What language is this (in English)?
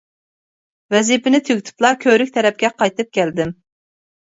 Uyghur